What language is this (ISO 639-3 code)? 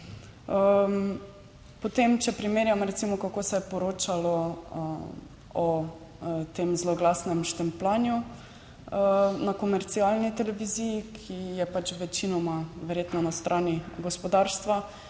slv